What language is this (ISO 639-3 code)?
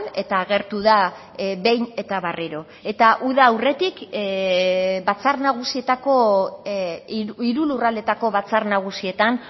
eus